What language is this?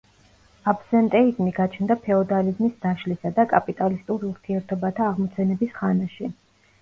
Georgian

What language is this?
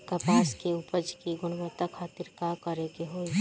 Bhojpuri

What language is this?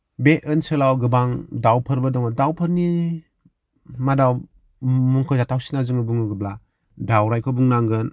Bodo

